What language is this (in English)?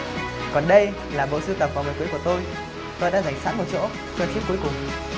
Vietnamese